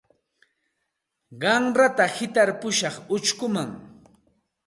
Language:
Santa Ana de Tusi Pasco Quechua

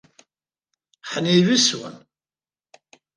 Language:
Abkhazian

